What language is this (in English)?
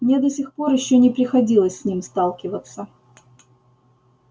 Russian